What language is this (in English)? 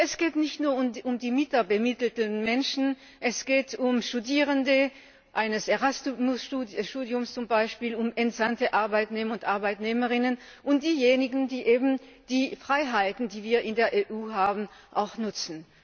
German